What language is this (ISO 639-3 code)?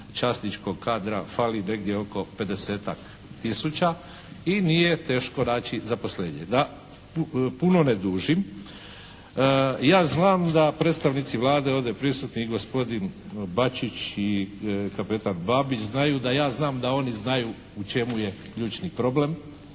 hrv